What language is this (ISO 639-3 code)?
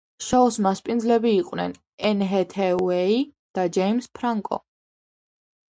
kat